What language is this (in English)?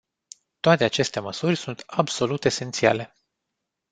Romanian